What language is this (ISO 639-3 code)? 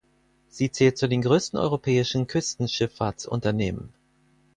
deu